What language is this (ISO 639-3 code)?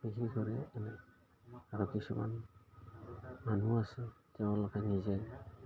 asm